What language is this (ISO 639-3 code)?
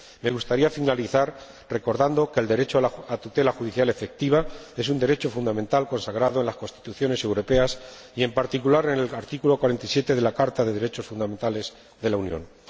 spa